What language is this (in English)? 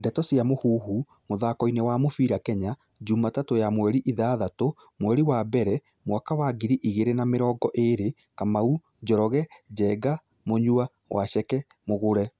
Kikuyu